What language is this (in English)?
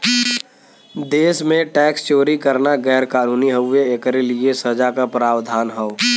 Bhojpuri